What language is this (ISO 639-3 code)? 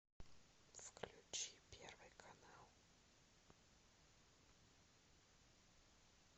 rus